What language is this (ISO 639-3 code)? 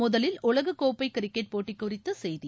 tam